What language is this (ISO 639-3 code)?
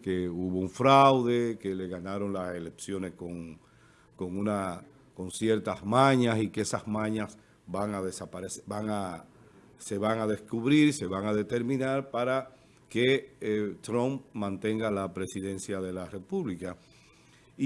spa